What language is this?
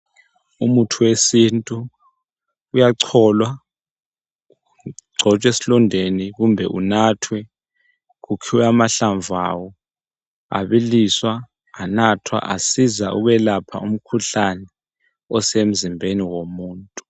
North Ndebele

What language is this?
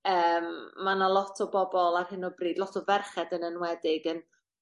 Welsh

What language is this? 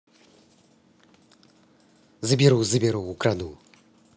Russian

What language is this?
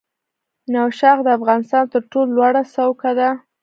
Pashto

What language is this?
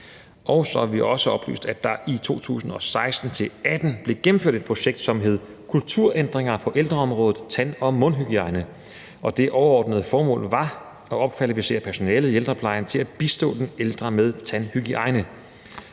Danish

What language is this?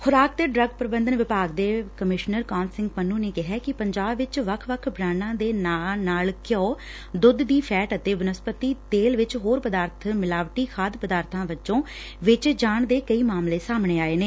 Punjabi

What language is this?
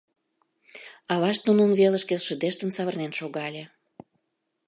Mari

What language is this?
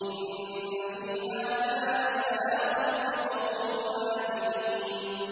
Arabic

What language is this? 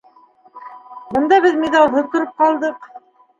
Bashkir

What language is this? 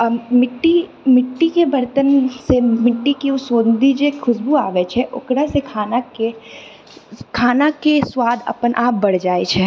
Maithili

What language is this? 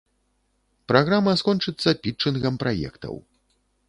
Belarusian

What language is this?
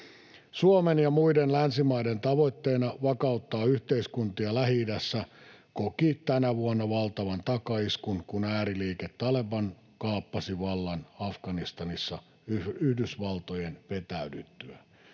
Finnish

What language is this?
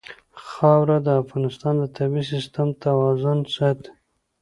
Pashto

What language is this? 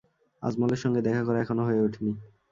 Bangla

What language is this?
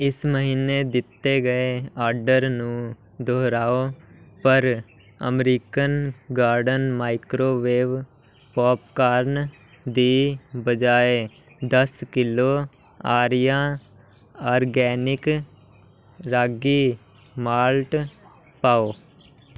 Punjabi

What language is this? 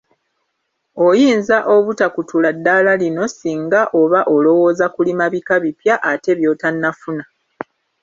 Ganda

